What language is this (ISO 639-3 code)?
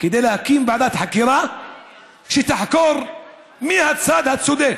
heb